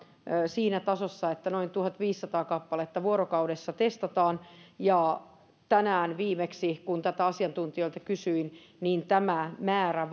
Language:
Finnish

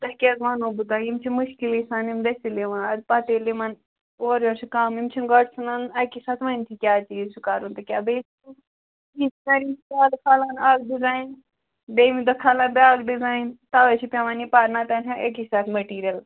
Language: Kashmiri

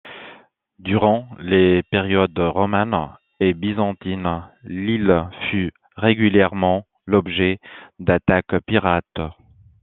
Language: French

